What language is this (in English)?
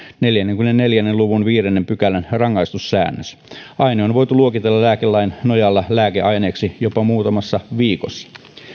Finnish